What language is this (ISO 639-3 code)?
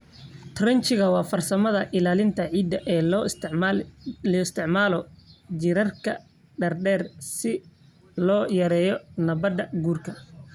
som